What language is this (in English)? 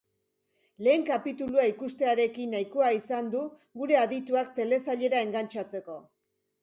Basque